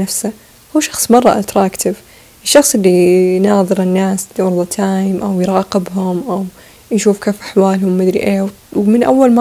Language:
Arabic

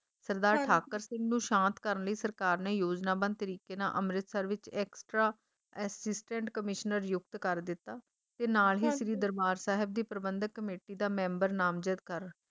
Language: Punjabi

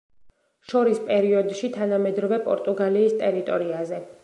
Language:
Georgian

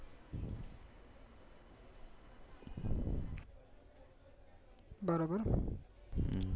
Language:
Gujarati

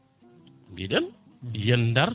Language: Fula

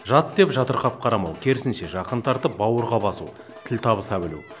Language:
Kazakh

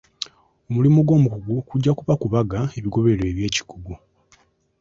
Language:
Ganda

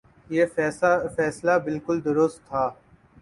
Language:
Urdu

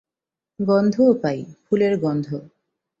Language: Bangla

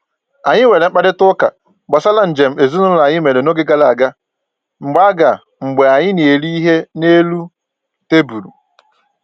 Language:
Igbo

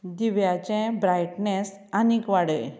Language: Konkani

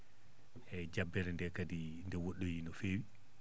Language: Fula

